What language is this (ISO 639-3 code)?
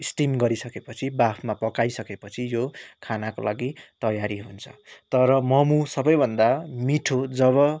nep